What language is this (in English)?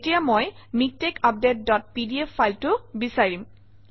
Assamese